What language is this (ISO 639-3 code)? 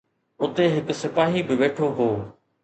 snd